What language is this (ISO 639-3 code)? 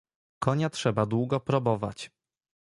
pol